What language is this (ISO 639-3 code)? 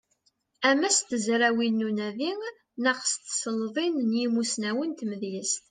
kab